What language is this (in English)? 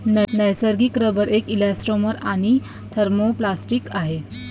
Marathi